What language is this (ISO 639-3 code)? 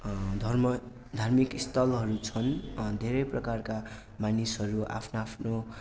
nep